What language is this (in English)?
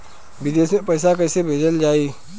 Bhojpuri